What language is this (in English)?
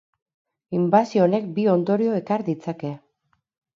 Basque